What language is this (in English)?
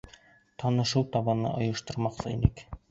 Bashkir